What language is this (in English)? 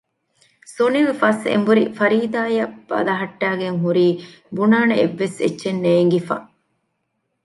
Divehi